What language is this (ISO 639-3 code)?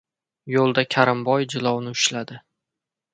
uzb